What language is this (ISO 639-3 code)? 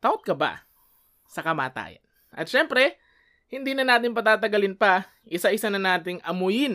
fil